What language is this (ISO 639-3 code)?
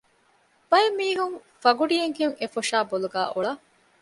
div